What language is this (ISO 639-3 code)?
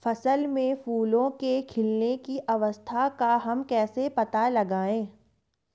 hin